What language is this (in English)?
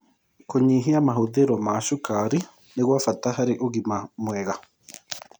Kikuyu